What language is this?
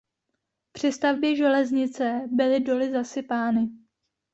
Czech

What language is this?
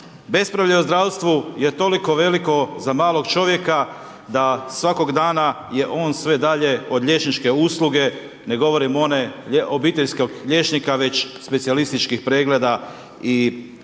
Croatian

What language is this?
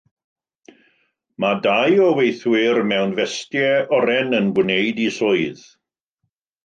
Welsh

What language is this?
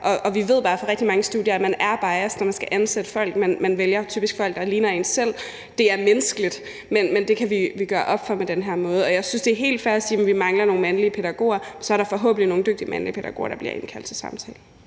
Danish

